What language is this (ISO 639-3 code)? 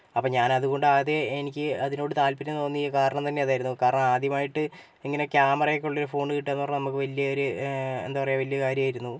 mal